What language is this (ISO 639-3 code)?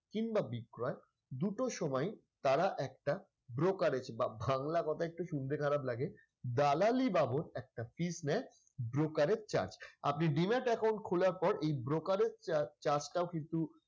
ben